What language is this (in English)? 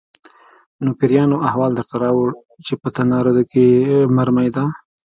Pashto